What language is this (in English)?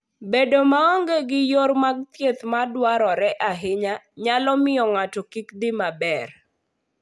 Luo (Kenya and Tanzania)